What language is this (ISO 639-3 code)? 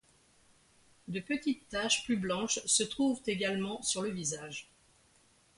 fra